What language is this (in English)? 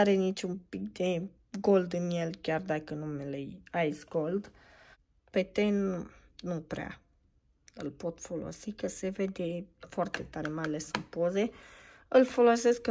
Romanian